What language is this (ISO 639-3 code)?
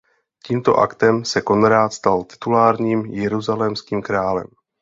ces